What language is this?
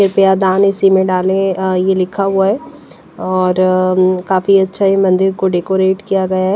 Hindi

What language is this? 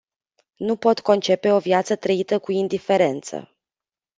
Romanian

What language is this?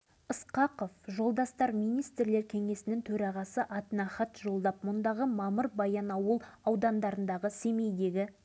Kazakh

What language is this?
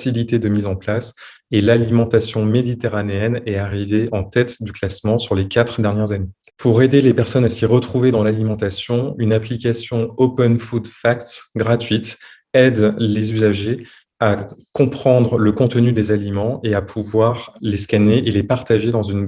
French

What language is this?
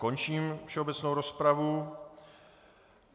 Czech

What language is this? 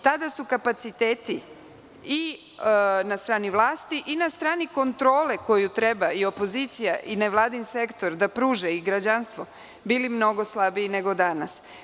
Serbian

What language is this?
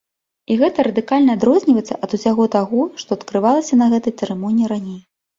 Belarusian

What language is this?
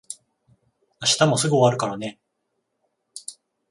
Japanese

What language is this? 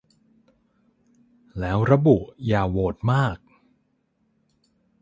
Thai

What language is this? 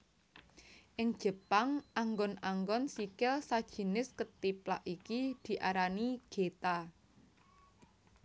Javanese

